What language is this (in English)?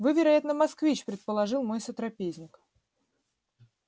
Russian